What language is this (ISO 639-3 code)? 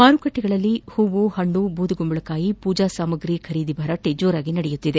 kan